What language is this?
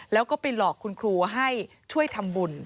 Thai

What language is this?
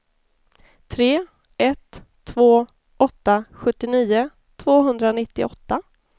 Swedish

